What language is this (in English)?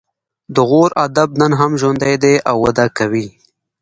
Pashto